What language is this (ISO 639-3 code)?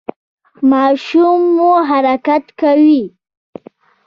pus